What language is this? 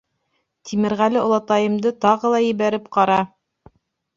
Bashkir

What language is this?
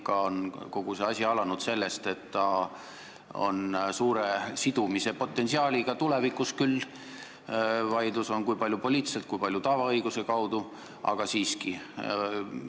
Estonian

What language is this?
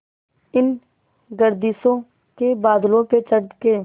Hindi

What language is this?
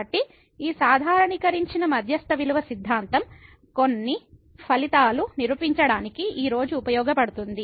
Telugu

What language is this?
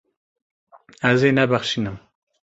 Kurdish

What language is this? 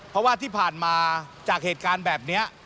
Thai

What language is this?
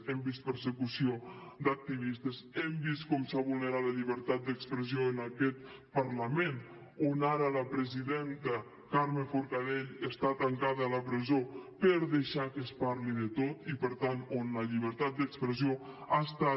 Catalan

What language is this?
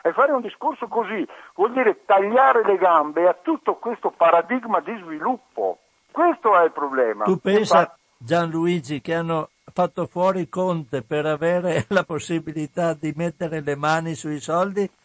Italian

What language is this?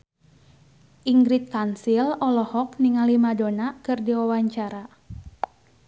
Sundanese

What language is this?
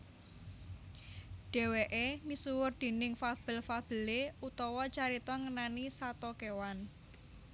Javanese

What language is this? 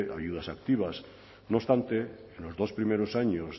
Spanish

